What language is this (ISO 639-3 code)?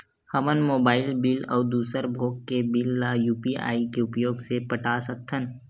hne